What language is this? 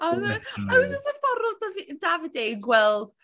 Welsh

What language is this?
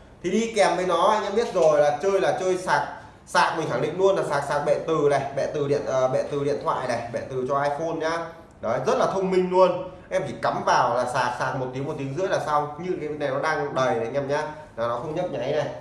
Vietnamese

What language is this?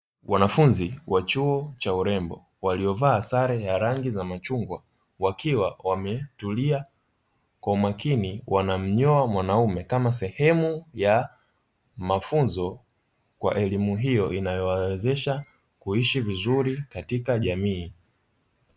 Swahili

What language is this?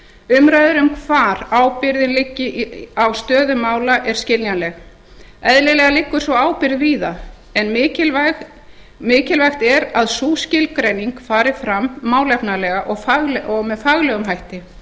Icelandic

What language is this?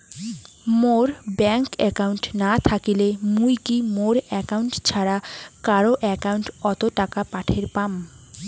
Bangla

